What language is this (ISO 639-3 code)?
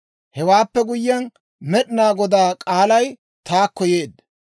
dwr